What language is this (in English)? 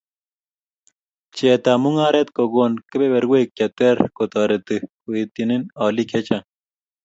Kalenjin